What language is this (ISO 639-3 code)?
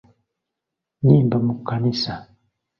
lug